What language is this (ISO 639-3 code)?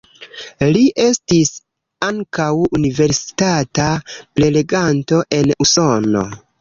epo